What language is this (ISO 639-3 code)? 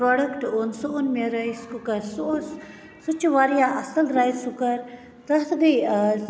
kas